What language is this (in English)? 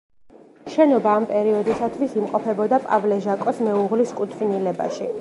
Georgian